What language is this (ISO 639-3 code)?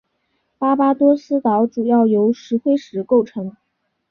zho